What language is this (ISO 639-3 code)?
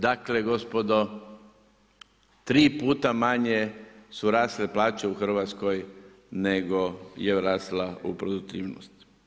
hrv